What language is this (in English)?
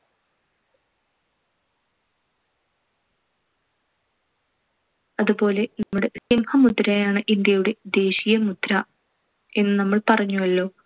Malayalam